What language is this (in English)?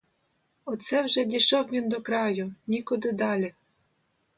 Ukrainian